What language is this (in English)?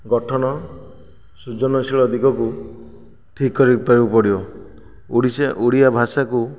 Odia